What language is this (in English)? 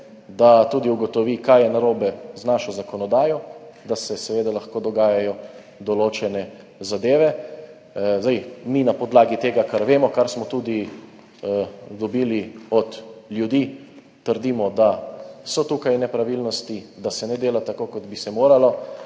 Slovenian